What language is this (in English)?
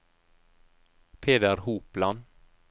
Norwegian